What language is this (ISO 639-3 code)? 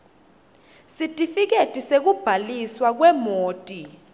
ssw